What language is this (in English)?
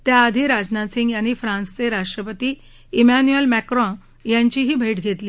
Marathi